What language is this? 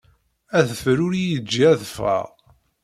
Kabyle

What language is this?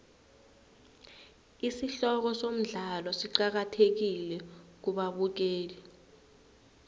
South Ndebele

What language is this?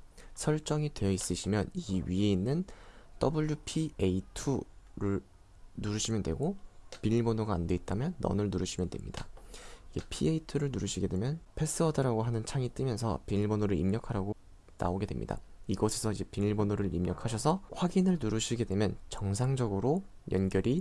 Korean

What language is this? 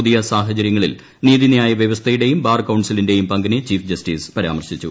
Malayalam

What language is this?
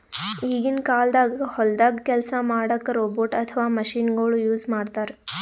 Kannada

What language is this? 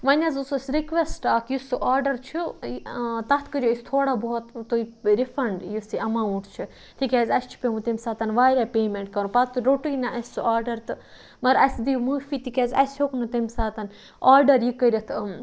Kashmiri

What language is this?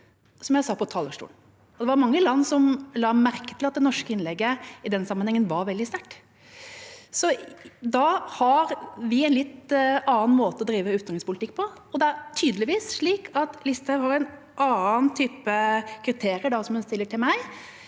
Norwegian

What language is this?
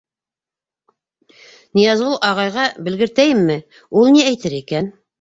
Bashkir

